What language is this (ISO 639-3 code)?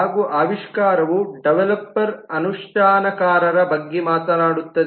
kan